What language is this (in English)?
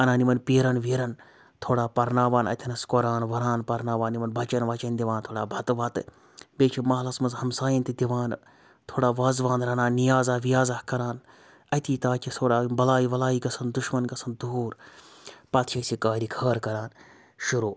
Kashmiri